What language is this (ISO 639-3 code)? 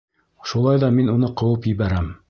bak